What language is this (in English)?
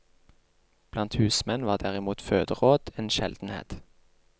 Norwegian